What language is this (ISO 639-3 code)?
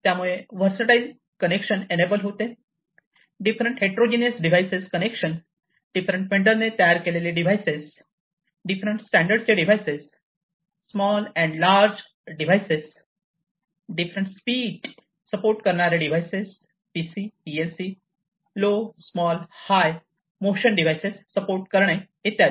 mar